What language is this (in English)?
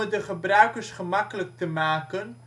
Dutch